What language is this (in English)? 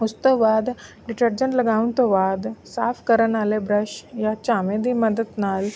Punjabi